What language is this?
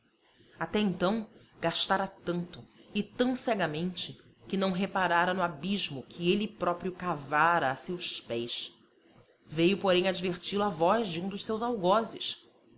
Portuguese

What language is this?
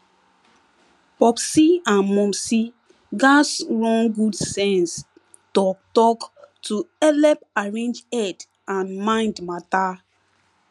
Nigerian Pidgin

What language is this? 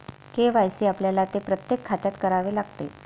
Marathi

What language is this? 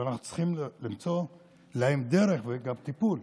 Hebrew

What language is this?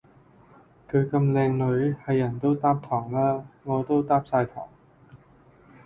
Cantonese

